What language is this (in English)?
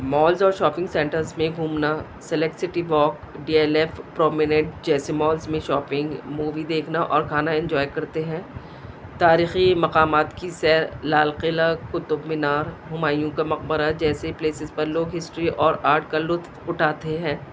Urdu